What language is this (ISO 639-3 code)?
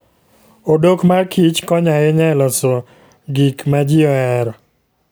luo